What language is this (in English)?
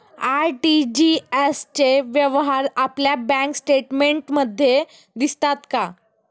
Marathi